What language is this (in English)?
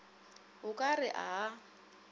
Northern Sotho